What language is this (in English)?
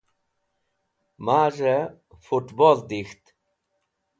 Wakhi